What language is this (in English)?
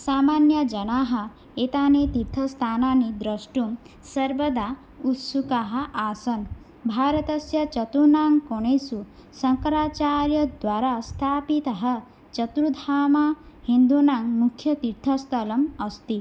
Sanskrit